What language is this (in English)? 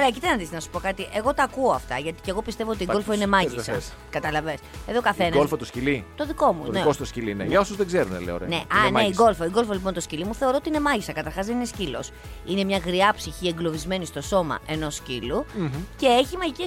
Greek